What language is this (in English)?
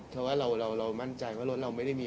Thai